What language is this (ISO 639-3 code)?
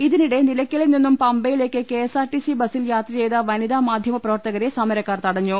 mal